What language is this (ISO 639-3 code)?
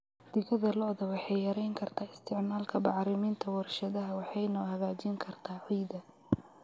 som